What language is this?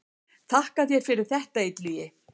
Icelandic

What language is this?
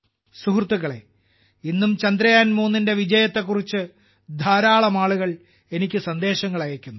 Malayalam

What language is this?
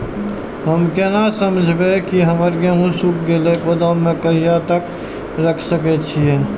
Maithili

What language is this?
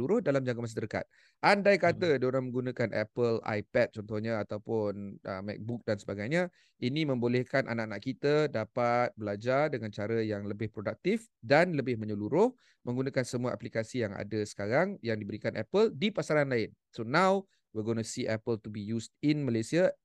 Malay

